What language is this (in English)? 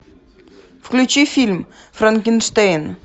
Russian